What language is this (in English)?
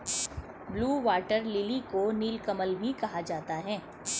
Hindi